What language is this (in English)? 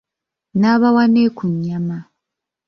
Ganda